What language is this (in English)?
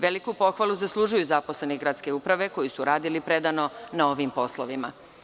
Serbian